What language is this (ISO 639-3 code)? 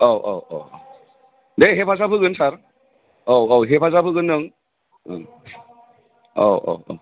brx